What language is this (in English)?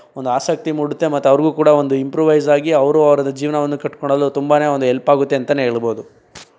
Kannada